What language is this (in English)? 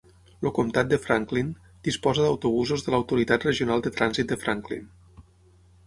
Catalan